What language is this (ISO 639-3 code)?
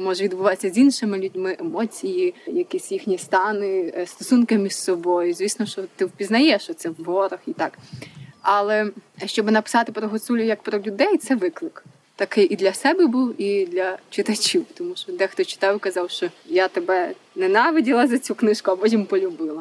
ukr